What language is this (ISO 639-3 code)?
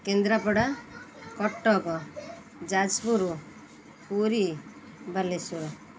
ori